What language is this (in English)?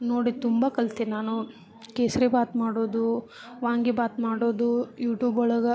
Kannada